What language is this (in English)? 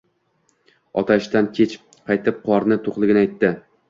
Uzbek